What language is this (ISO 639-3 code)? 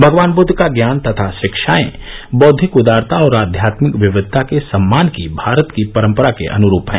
hin